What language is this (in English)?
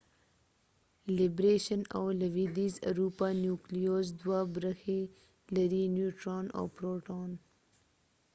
Pashto